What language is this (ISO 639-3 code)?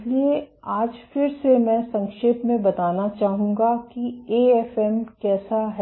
hin